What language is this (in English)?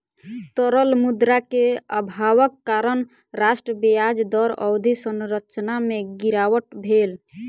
Maithili